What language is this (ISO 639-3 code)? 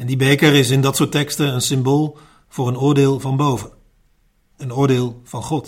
nld